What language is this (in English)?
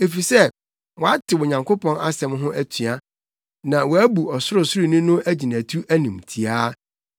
Akan